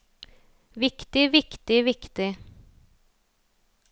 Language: Norwegian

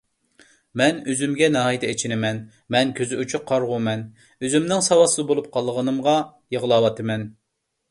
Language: Uyghur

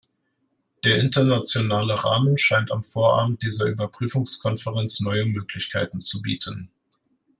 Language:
German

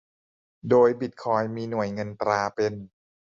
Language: Thai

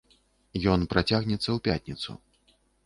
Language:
Belarusian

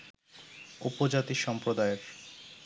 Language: Bangla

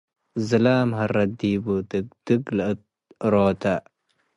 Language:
Tigre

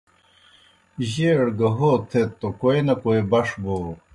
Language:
Kohistani Shina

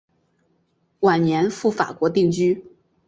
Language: Chinese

